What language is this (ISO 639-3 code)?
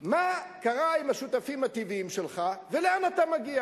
heb